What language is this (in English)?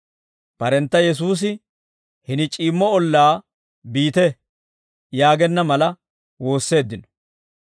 Dawro